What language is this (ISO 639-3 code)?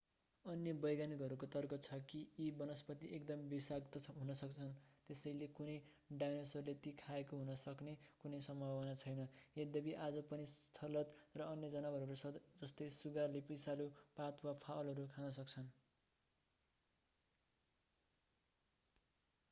nep